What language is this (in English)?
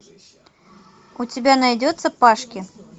Russian